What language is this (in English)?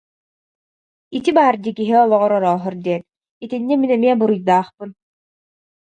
Yakut